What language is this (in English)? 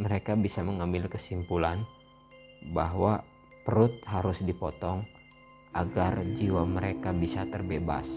Indonesian